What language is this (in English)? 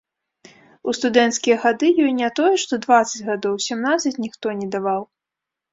Belarusian